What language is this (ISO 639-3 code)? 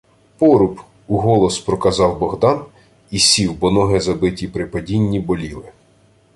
ukr